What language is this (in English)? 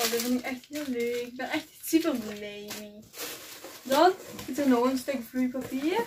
Dutch